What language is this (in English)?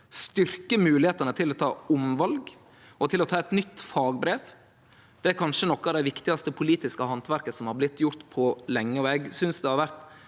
Norwegian